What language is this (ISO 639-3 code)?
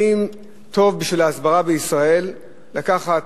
heb